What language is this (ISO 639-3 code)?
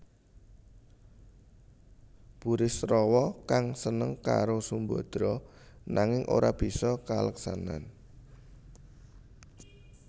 jav